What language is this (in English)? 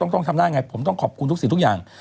Thai